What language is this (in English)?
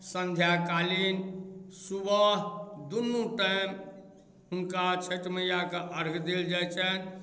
Maithili